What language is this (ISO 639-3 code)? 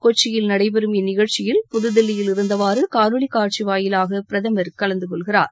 tam